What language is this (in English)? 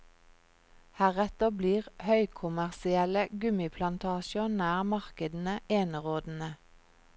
Norwegian